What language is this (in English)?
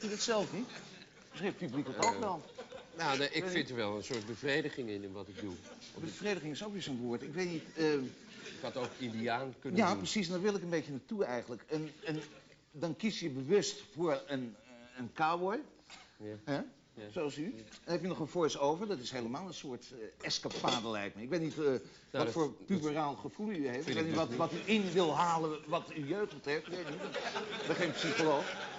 Dutch